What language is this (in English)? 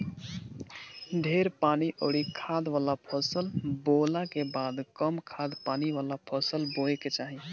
Bhojpuri